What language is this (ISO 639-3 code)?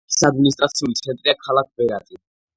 kat